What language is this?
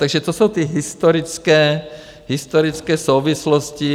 Czech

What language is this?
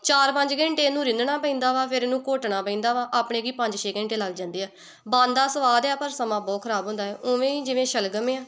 Punjabi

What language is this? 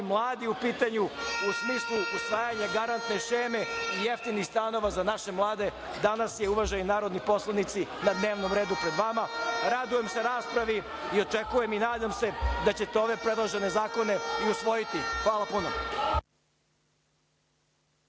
Serbian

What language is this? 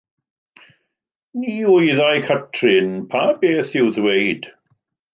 Welsh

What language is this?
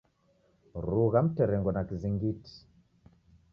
Taita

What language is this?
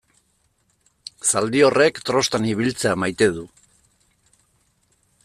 Basque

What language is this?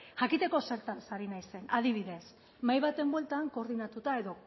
Basque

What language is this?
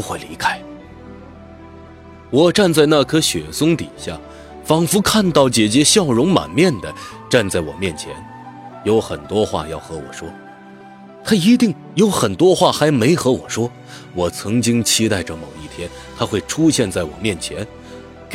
Chinese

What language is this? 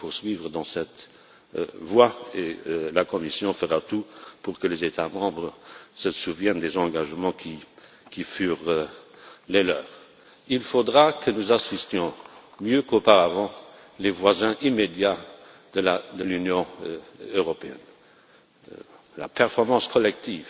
French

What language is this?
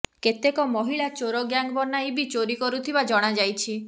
Odia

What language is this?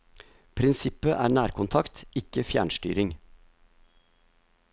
Norwegian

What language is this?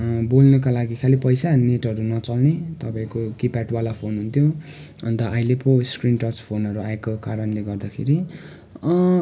Nepali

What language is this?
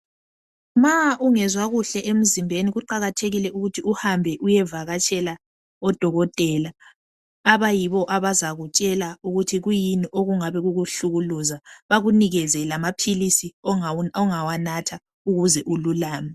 North Ndebele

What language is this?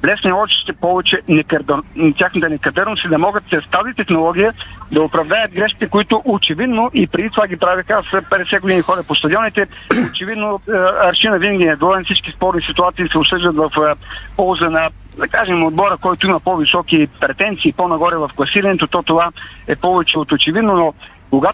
Bulgarian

